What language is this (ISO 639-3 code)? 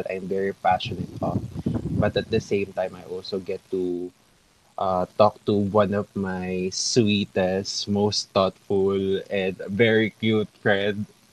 fil